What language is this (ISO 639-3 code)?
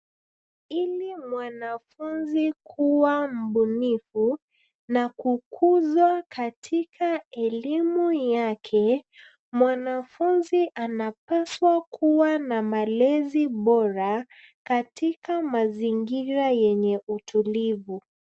swa